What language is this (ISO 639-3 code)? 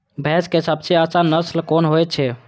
mai